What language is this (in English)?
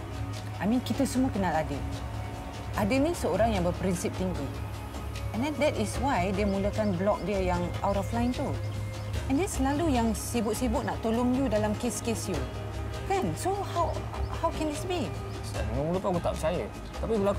Malay